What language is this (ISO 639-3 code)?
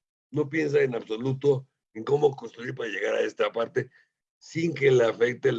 spa